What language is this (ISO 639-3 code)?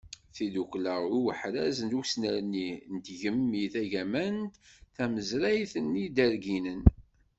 kab